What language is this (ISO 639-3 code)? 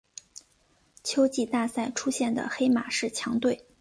zho